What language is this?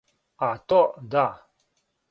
Serbian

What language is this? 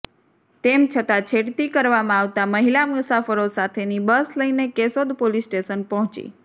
Gujarati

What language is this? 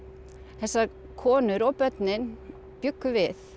Icelandic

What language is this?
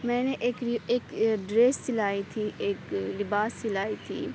Urdu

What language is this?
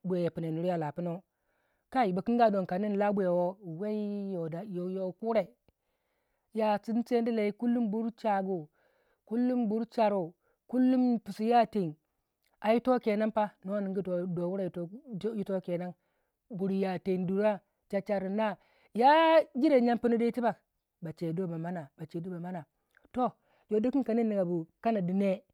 Waja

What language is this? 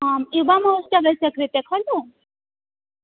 Sanskrit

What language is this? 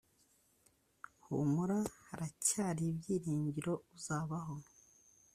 Kinyarwanda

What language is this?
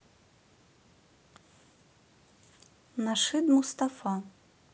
Russian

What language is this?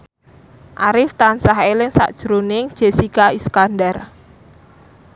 Javanese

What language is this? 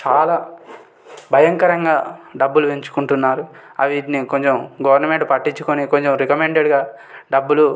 Telugu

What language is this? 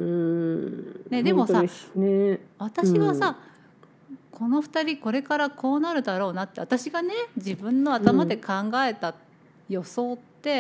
Japanese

